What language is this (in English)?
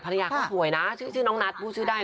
Thai